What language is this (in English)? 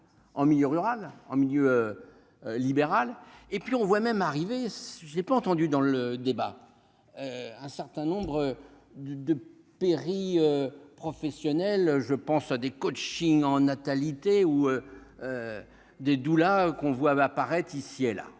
French